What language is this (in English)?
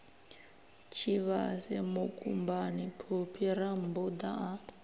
Venda